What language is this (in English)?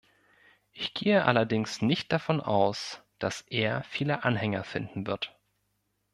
German